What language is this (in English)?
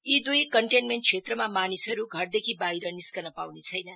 Nepali